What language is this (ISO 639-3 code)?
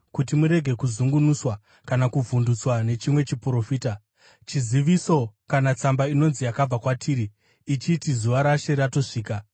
sna